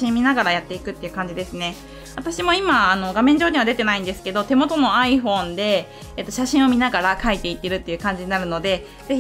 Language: Japanese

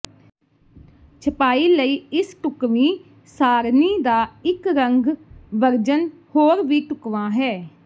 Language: Punjabi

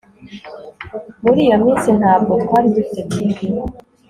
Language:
Kinyarwanda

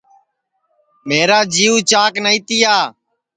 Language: Sansi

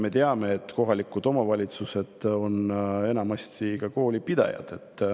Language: Estonian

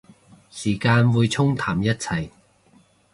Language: Cantonese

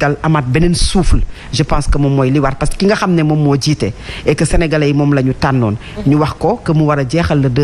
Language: French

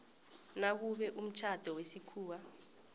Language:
South Ndebele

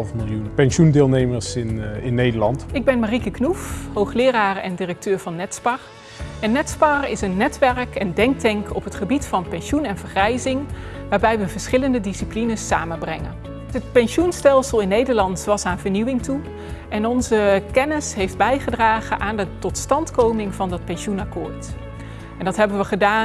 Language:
Dutch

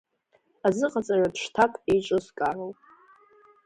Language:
Abkhazian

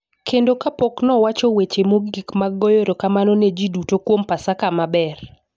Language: Luo (Kenya and Tanzania)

